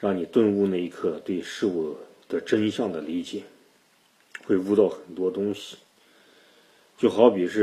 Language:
Chinese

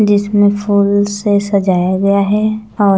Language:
Hindi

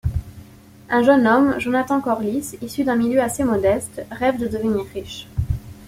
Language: French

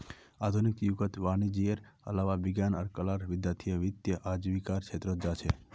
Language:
Magahi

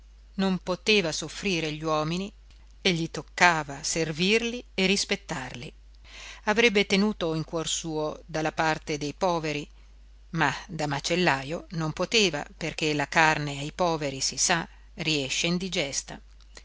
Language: Italian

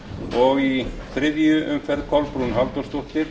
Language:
Icelandic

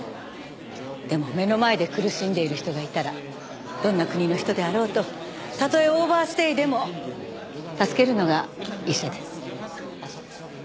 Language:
Japanese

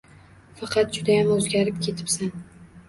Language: Uzbek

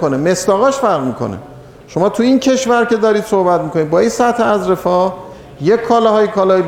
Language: Persian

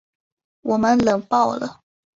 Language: Chinese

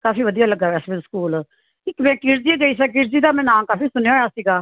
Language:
Punjabi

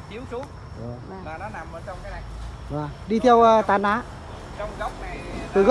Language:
Vietnamese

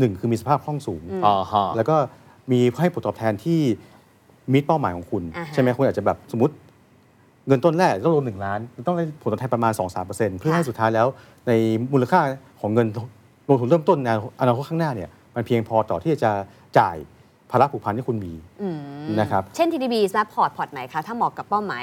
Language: Thai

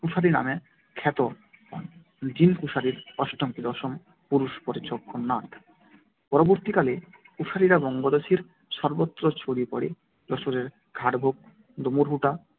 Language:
Bangla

